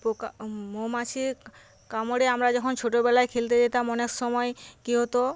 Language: Bangla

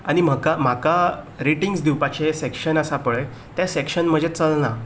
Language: Konkani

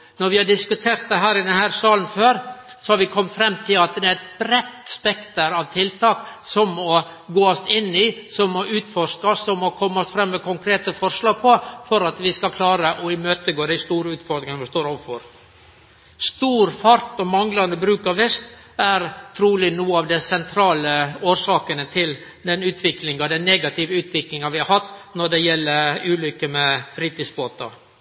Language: Norwegian Nynorsk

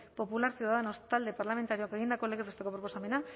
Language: Basque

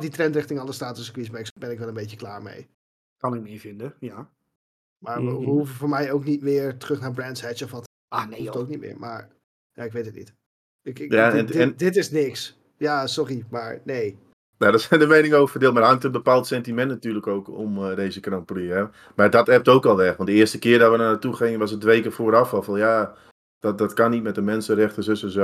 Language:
Dutch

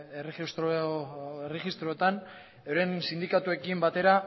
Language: Basque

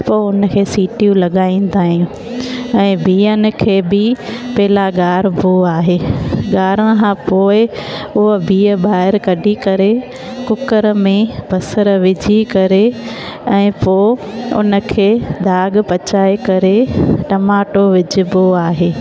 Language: Sindhi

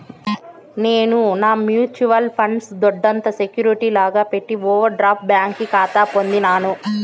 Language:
Telugu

